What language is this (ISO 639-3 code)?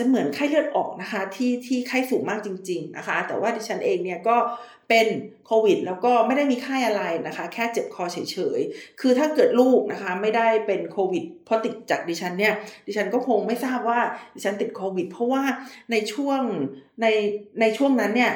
tha